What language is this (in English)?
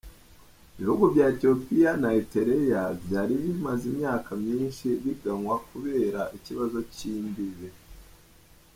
Kinyarwanda